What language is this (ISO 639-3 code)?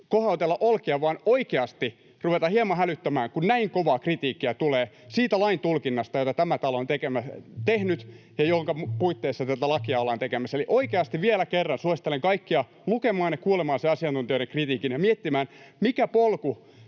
fin